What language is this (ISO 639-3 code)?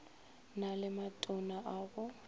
nso